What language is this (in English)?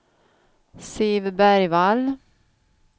Swedish